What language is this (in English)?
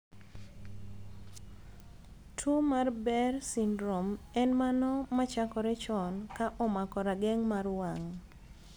Luo (Kenya and Tanzania)